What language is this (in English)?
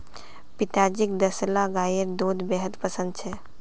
Magahi